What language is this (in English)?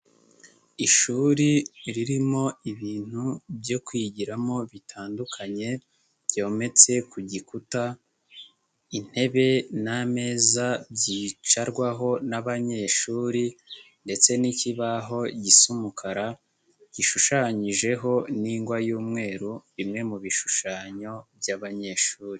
Kinyarwanda